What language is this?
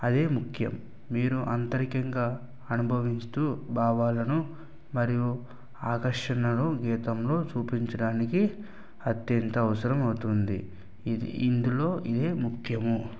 Telugu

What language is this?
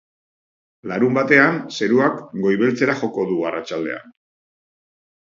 Basque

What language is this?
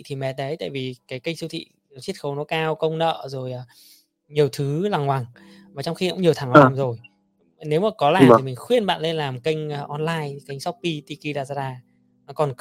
Vietnamese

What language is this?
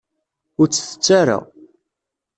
Kabyle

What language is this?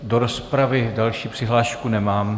Czech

